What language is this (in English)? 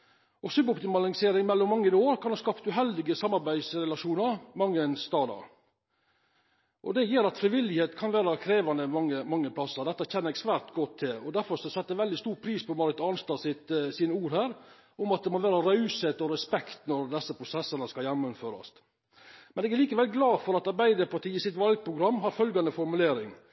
Norwegian Nynorsk